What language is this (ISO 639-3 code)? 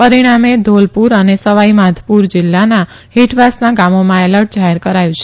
guj